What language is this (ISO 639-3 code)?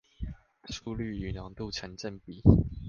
zho